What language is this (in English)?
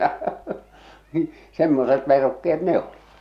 Finnish